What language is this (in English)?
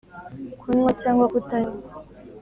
Kinyarwanda